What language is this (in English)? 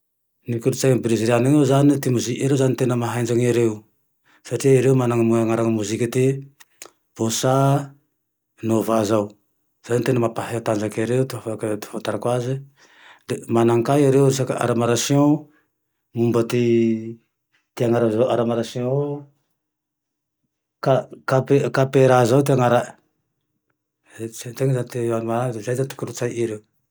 Tandroy-Mahafaly Malagasy